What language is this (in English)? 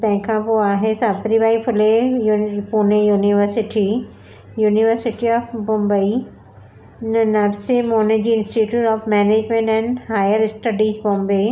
Sindhi